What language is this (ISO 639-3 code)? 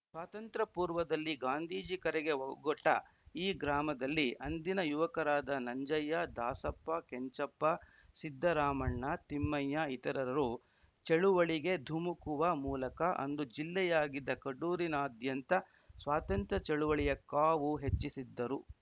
kan